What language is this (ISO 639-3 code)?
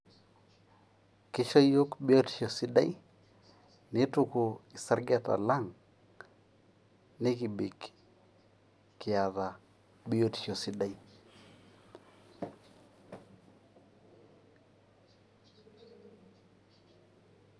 mas